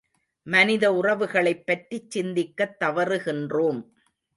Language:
Tamil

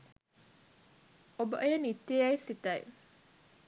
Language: Sinhala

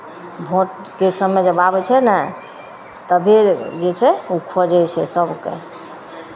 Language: Maithili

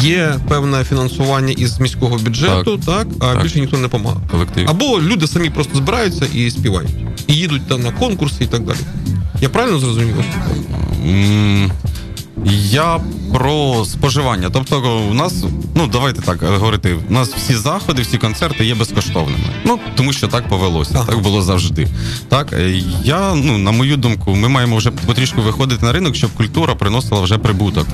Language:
Ukrainian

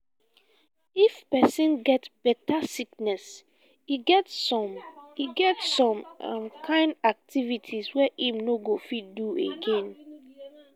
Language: Nigerian Pidgin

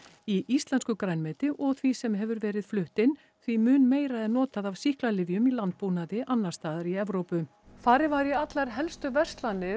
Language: Icelandic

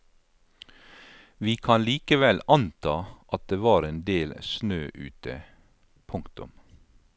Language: Norwegian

